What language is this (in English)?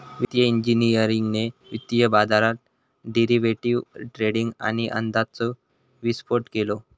Marathi